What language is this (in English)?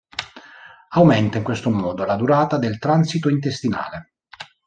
Italian